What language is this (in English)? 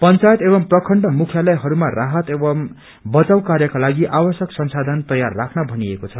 Nepali